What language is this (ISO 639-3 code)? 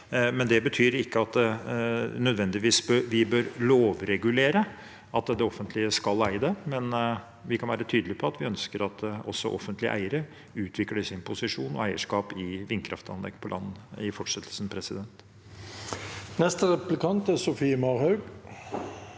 nor